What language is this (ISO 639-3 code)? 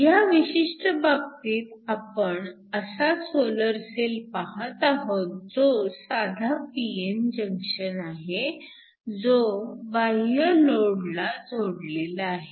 mar